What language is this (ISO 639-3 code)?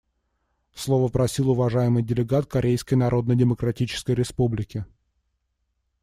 rus